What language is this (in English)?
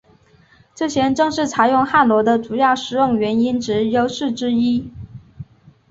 Chinese